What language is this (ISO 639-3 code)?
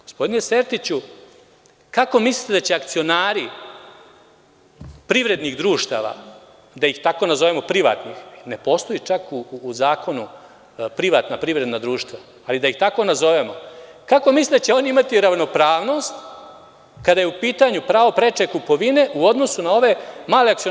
srp